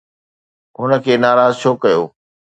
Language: Sindhi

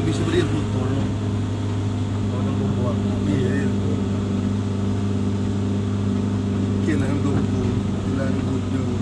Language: Indonesian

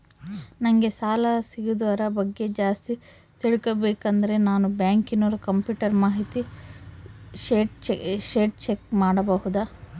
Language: Kannada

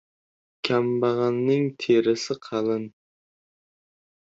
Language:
Uzbek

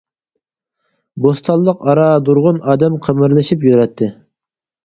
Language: Uyghur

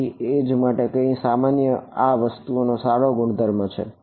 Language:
Gujarati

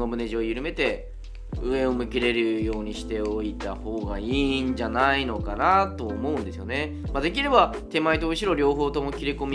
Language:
Japanese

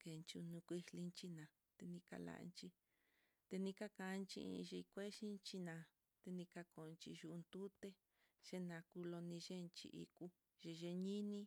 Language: Mitlatongo Mixtec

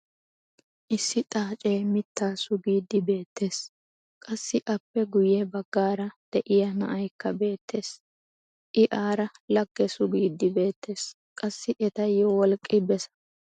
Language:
Wolaytta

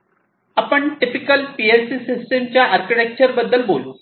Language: Marathi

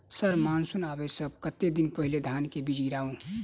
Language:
Maithili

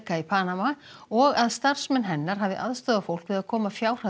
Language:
Icelandic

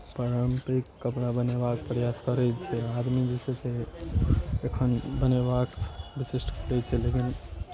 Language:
Maithili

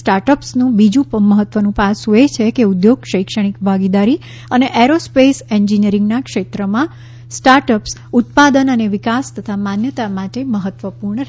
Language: Gujarati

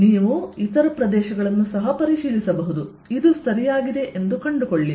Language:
Kannada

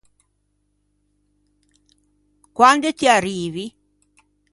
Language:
Ligurian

